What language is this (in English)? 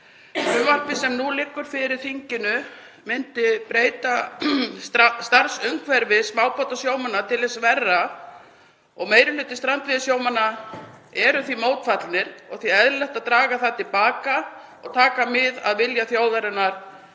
Icelandic